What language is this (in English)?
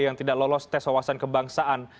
Indonesian